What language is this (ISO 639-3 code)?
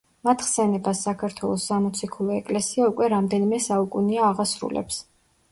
kat